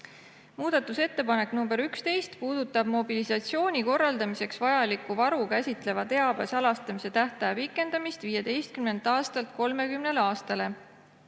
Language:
Estonian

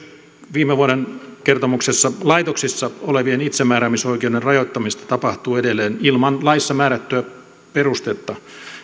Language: Finnish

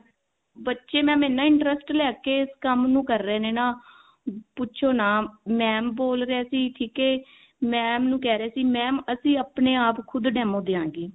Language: Punjabi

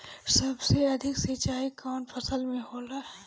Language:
Bhojpuri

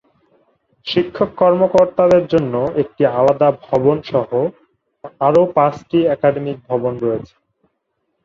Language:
Bangla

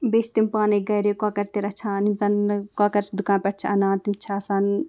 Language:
Kashmiri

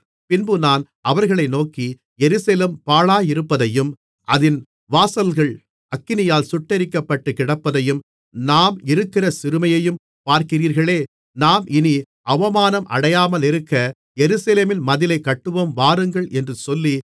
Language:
Tamil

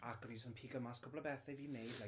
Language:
Welsh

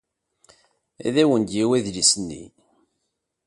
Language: Kabyle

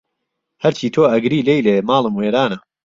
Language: Central Kurdish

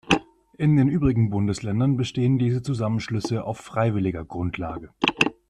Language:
German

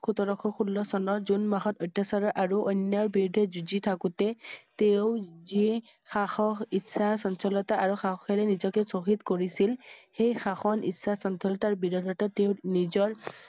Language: Assamese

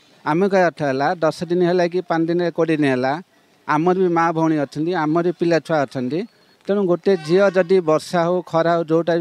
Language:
Thai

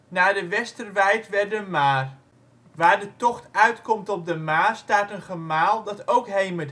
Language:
Dutch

